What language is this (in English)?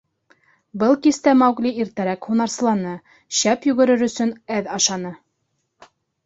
Bashkir